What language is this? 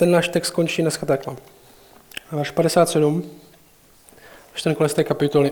Czech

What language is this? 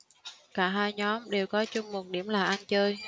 Vietnamese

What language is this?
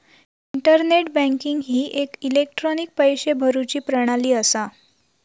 Marathi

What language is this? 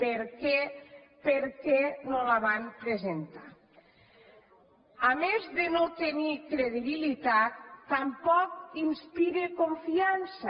Catalan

